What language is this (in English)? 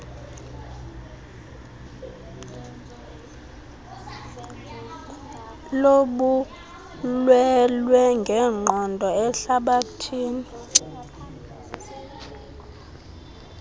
Xhosa